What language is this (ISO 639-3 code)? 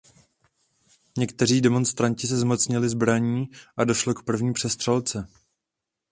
ces